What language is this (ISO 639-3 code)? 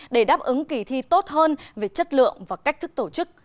vie